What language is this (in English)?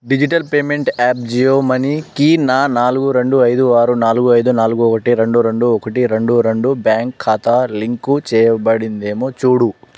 Telugu